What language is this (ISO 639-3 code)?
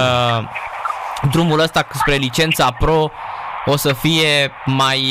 ron